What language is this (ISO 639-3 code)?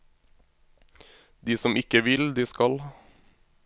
nor